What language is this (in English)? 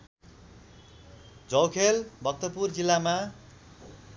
Nepali